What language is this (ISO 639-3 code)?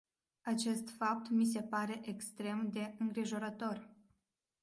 ron